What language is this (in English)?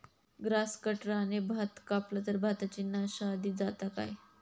Marathi